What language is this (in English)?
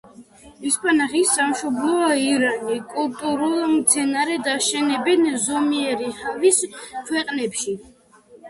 Georgian